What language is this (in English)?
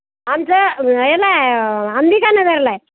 Marathi